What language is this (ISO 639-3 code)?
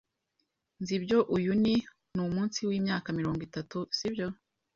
kin